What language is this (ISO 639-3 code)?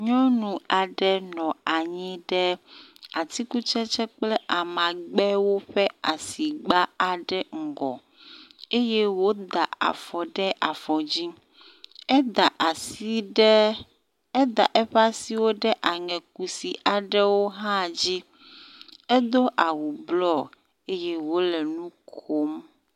ewe